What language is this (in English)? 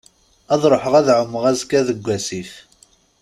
Kabyle